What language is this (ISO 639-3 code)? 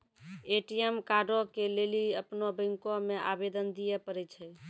mai